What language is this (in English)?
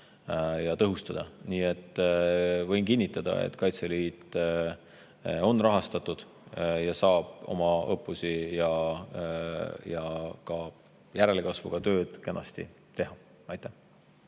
Estonian